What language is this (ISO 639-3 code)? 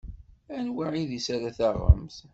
kab